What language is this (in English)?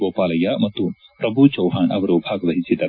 Kannada